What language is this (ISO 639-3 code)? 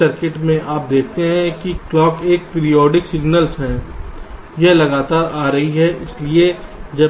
hin